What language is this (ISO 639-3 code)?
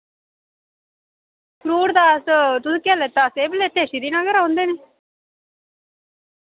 doi